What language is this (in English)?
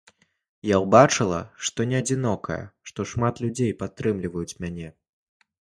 Belarusian